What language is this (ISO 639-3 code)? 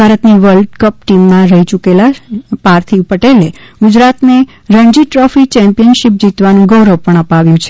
guj